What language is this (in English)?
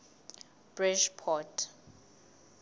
Southern Sotho